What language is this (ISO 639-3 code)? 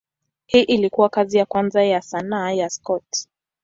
swa